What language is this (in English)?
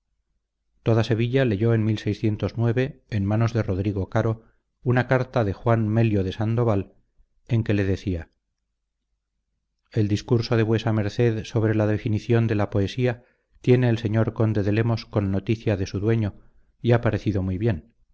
Spanish